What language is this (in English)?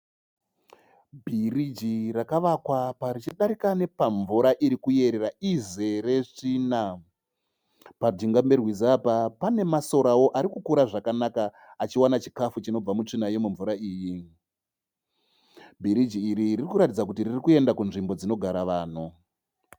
Shona